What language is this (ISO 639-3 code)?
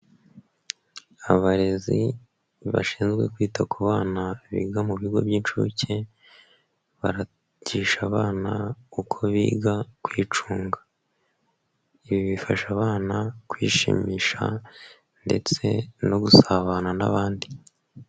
kin